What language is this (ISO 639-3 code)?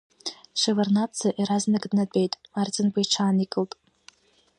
abk